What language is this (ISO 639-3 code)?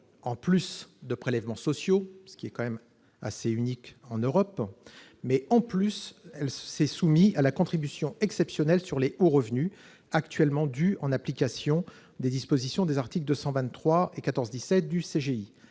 fra